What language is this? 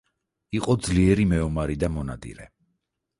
Georgian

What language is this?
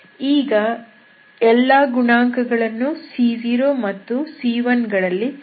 Kannada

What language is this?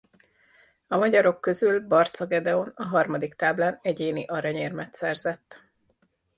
Hungarian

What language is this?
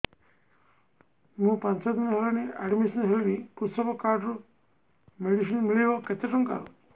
Odia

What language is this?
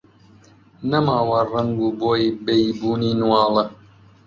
Central Kurdish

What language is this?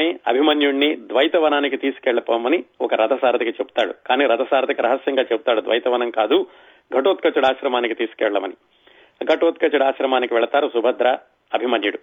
Telugu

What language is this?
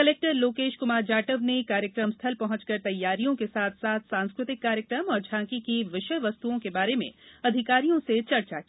Hindi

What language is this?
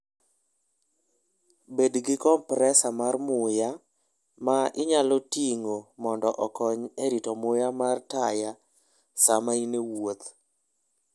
Luo (Kenya and Tanzania)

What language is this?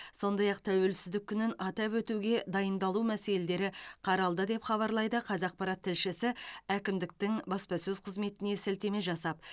Kazakh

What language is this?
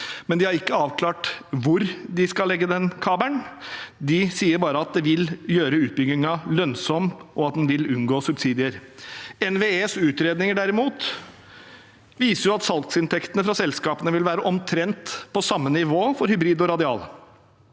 Norwegian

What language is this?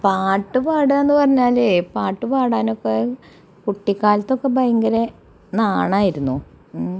Malayalam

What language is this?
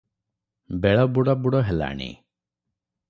Odia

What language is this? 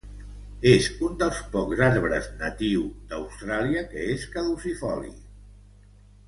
Catalan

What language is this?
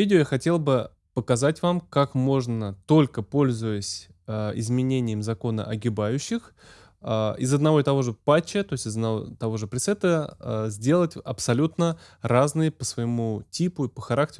Russian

